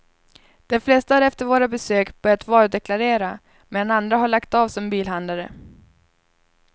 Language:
Swedish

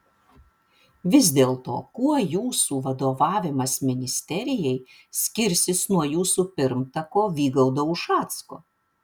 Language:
Lithuanian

